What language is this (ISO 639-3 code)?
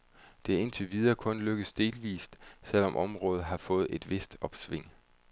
dan